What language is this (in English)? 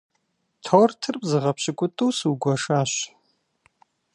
Kabardian